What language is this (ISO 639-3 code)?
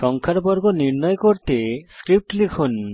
ben